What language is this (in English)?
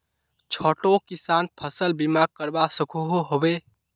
Magahi